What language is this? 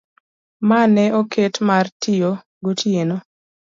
Luo (Kenya and Tanzania)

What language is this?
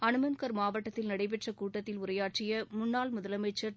Tamil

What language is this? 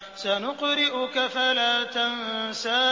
Arabic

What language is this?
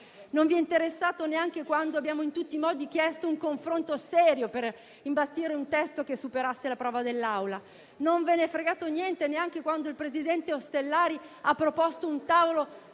Italian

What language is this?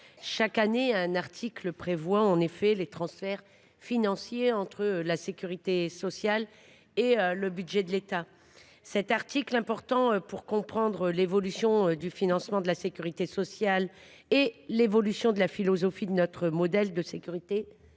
French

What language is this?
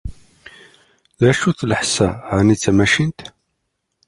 Kabyle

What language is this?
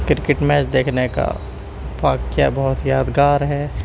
Urdu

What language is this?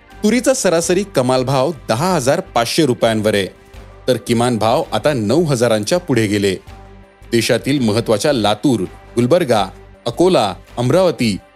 Marathi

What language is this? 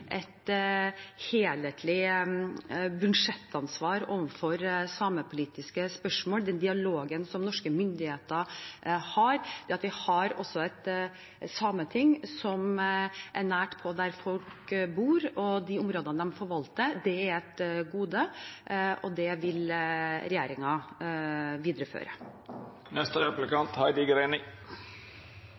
Norwegian Bokmål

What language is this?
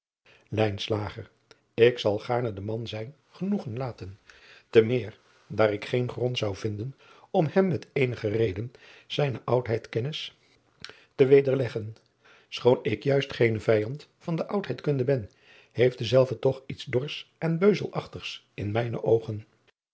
Dutch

